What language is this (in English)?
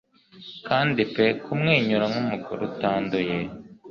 Kinyarwanda